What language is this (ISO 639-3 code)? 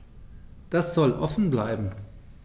deu